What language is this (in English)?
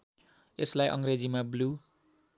Nepali